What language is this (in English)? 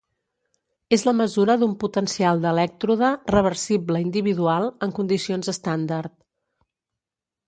Catalan